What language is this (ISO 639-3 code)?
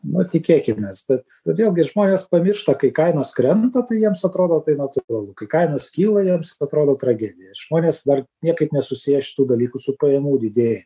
lit